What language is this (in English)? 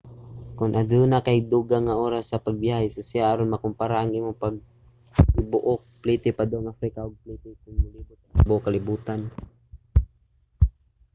Cebuano